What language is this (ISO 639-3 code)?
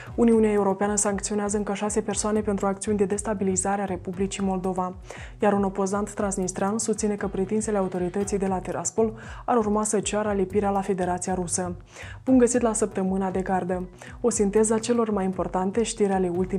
ron